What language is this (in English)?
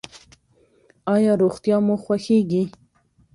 Pashto